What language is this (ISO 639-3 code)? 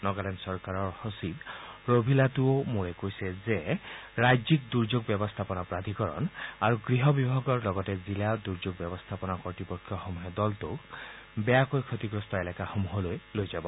asm